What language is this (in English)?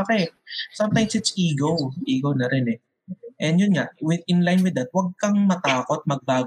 Filipino